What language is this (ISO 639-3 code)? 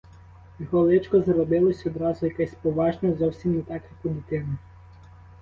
ukr